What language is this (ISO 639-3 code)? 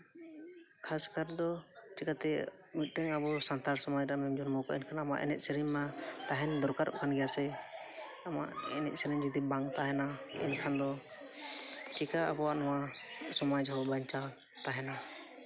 sat